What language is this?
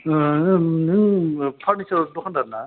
Bodo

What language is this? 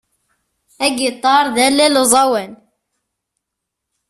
Kabyle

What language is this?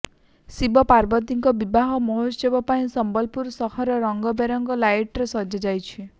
Odia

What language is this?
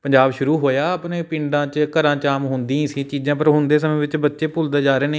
Punjabi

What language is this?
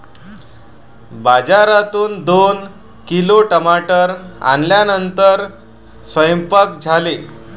Marathi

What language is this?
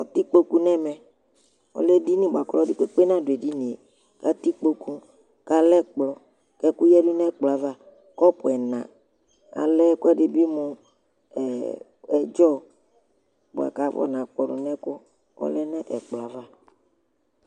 Ikposo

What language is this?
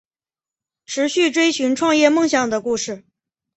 Chinese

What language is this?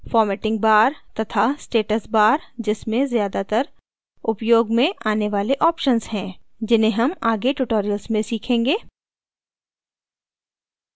Hindi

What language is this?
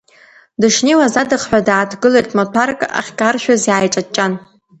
Abkhazian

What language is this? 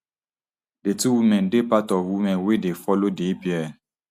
Nigerian Pidgin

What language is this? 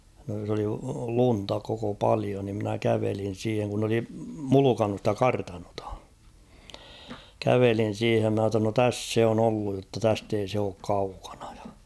Finnish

